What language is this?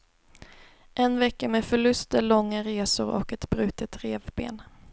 Swedish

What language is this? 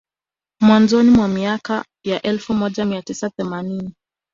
Swahili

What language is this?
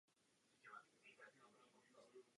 Czech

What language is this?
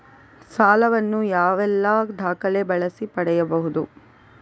Kannada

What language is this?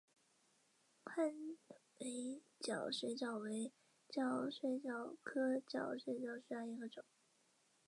Chinese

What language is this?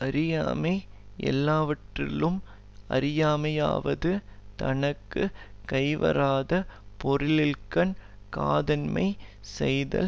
Tamil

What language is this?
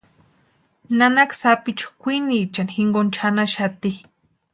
Western Highland Purepecha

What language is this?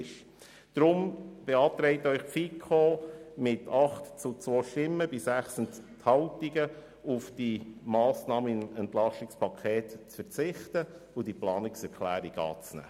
Swiss German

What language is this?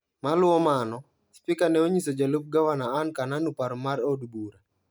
Luo (Kenya and Tanzania)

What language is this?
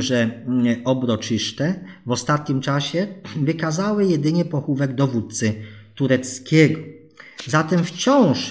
Polish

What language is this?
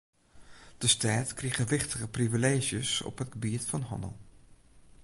Western Frisian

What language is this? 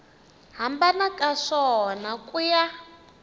Tsonga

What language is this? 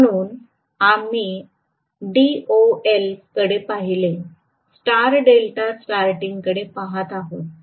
Marathi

